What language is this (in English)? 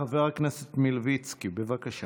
Hebrew